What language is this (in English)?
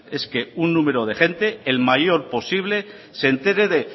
Spanish